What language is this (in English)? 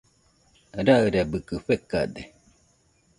Nüpode Huitoto